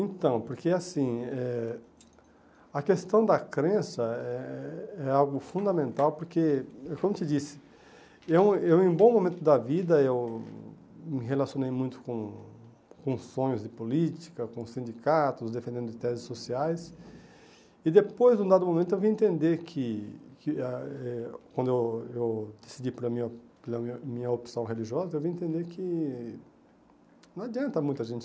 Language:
Portuguese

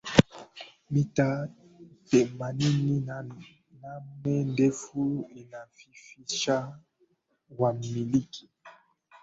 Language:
Swahili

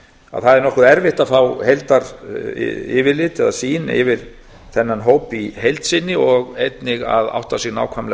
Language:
Icelandic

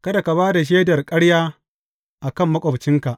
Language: Hausa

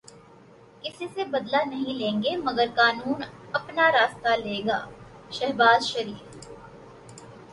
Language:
Urdu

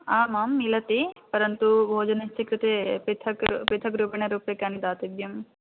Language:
Sanskrit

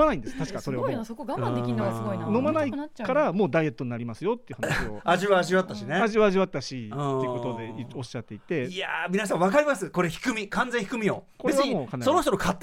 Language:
Japanese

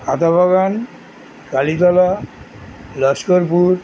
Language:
Bangla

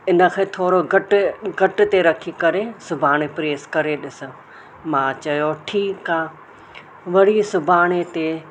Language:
Sindhi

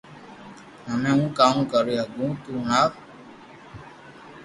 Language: Loarki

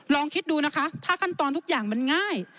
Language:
Thai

